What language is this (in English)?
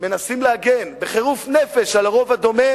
Hebrew